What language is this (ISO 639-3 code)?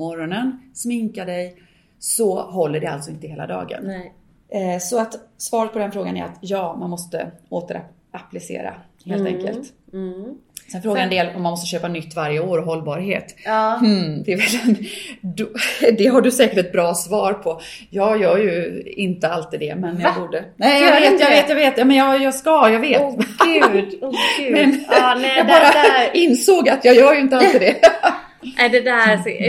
swe